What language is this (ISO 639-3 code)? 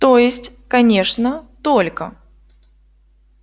rus